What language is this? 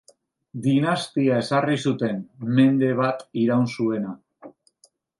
Basque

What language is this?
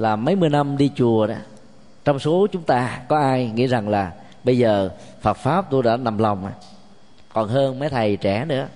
Vietnamese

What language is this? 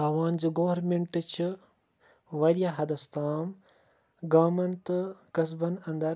Kashmiri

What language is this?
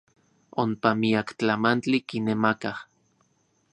Central Puebla Nahuatl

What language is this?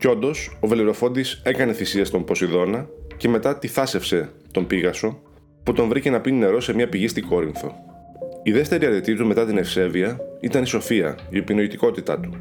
Greek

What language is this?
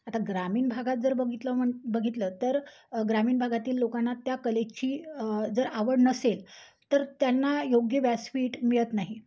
Marathi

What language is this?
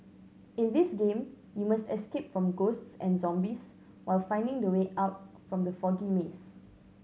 English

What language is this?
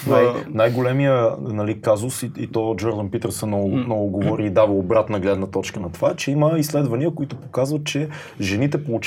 Bulgarian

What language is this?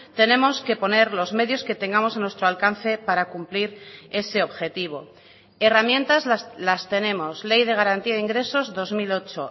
Spanish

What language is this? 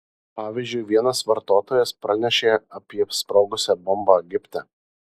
Lithuanian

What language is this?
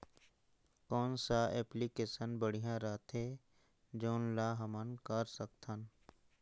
Chhattisgarhi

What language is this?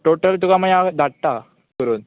Konkani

